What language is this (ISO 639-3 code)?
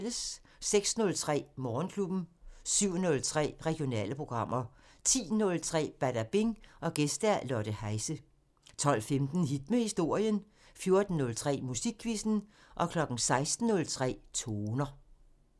dan